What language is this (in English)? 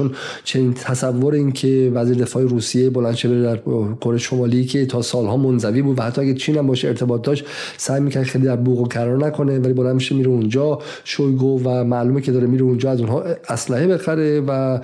Persian